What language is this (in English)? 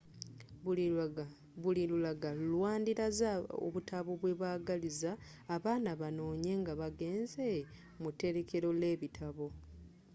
Ganda